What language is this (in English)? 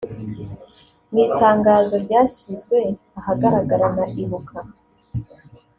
Kinyarwanda